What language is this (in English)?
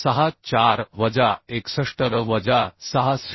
Marathi